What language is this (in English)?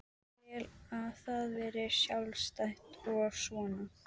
Icelandic